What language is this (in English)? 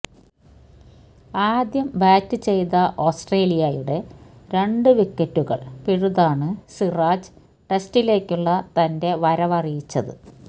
Malayalam